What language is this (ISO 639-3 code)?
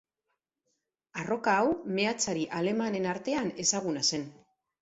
eus